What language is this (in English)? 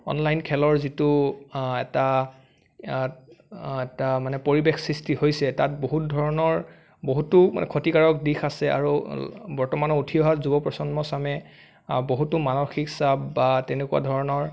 Assamese